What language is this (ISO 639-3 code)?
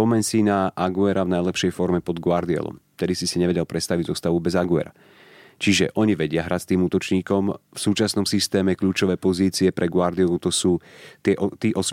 slk